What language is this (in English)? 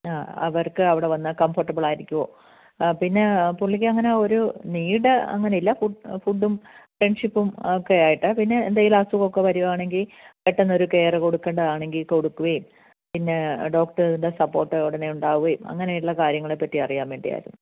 Malayalam